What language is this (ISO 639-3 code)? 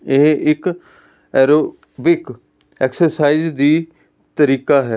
pan